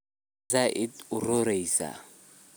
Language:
Somali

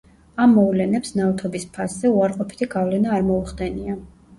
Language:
Georgian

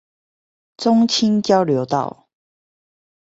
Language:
Chinese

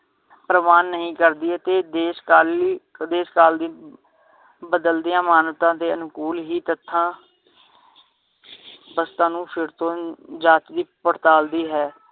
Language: Punjabi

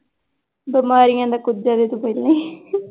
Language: Punjabi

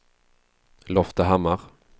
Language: Swedish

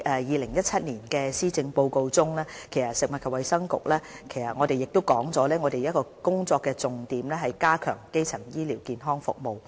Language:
Cantonese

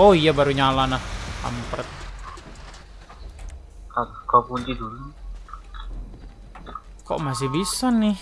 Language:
Indonesian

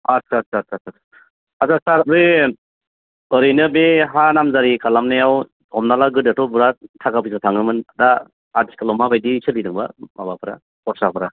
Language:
Bodo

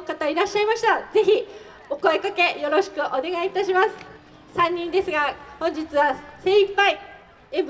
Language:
Japanese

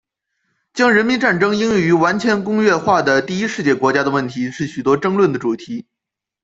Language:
Chinese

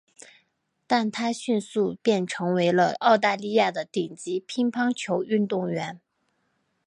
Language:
Chinese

